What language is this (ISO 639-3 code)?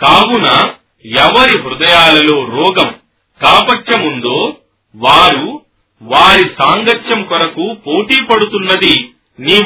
tel